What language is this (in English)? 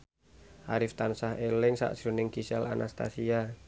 Javanese